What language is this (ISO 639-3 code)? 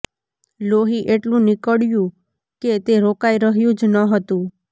guj